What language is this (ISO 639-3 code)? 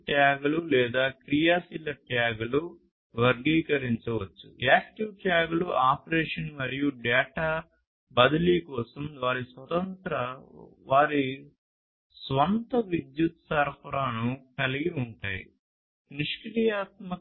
tel